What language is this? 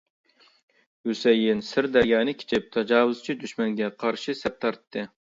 Uyghur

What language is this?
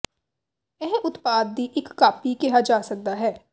Punjabi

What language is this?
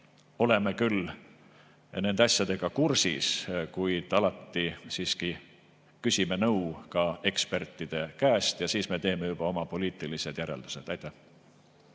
Estonian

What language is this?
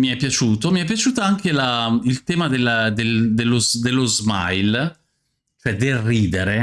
Italian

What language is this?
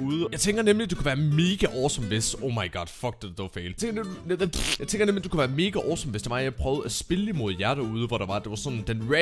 Danish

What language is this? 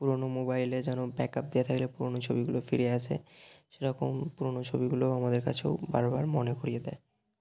Bangla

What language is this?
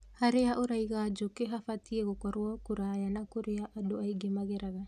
Kikuyu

